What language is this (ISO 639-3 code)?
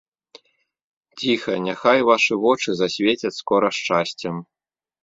bel